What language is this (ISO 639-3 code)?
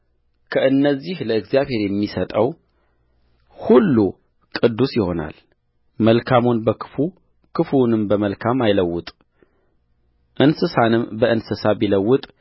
amh